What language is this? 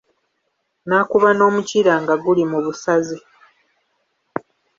Ganda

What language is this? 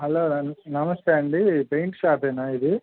Telugu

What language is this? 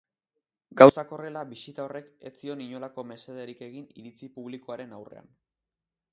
Basque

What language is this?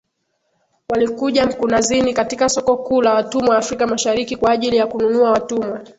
Swahili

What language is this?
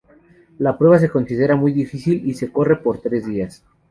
Spanish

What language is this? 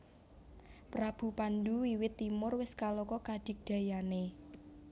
Javanese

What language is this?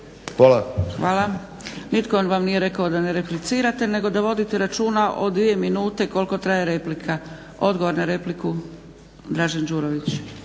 Croatian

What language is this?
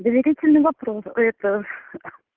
Russian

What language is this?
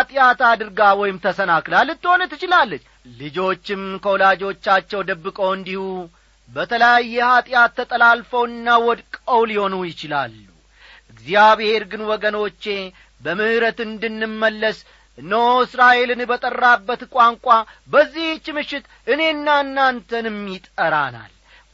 Amharic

